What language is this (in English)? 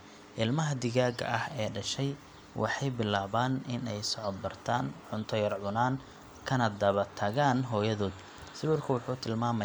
Somali